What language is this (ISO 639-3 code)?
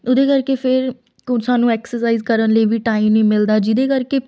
pan